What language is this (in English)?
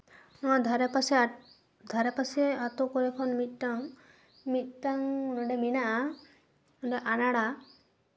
Santali